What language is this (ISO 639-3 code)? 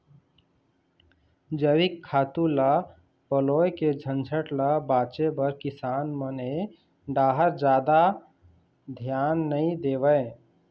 hne